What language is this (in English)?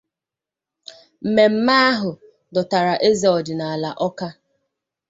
Igbo